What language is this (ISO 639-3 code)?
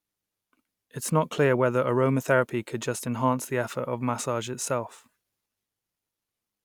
eng